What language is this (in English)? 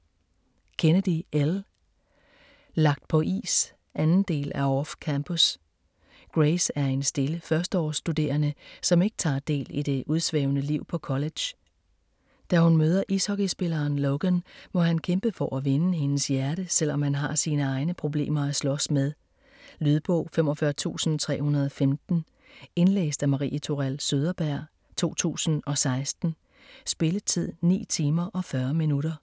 Danish